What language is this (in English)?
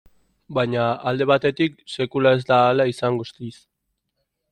Basque